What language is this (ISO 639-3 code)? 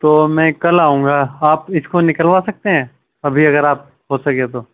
urd